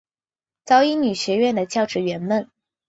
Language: Chinese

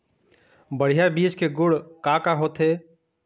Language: Chhattisgarhi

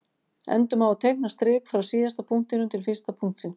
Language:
Icelandic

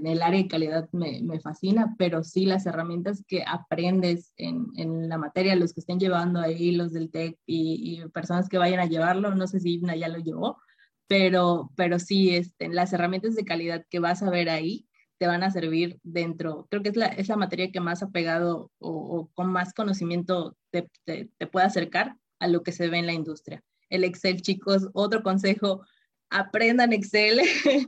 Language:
Spanish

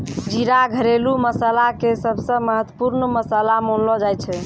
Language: Maithili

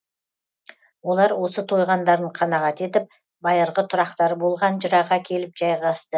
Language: Kazakh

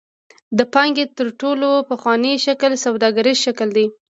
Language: Pashto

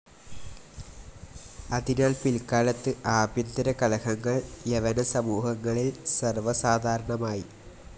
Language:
Malayalam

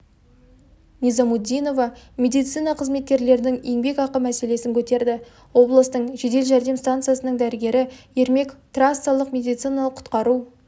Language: Kazakh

